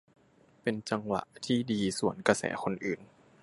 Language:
Thai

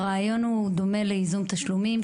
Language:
Hebrew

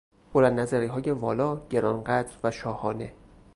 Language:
Persian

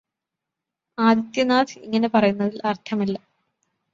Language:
Malayalam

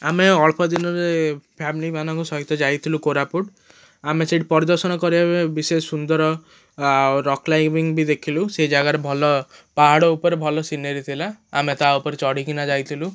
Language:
Odia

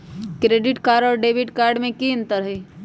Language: Magahi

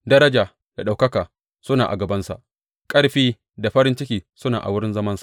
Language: Hausa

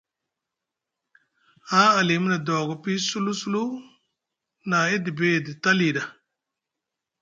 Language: Musgu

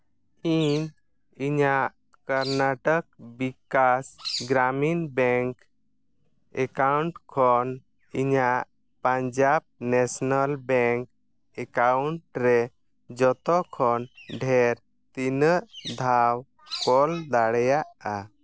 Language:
Santali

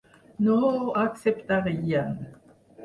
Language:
Catalan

